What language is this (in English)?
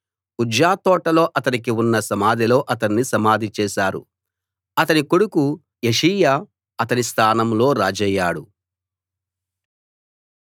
Telugu